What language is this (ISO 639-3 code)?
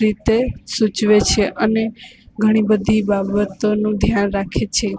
guj